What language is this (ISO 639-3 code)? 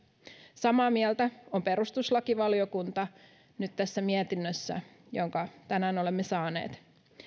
fin